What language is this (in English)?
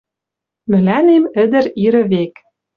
Western Mari